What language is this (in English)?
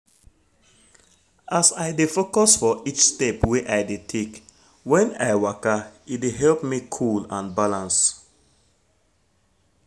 Nigerian Pidgin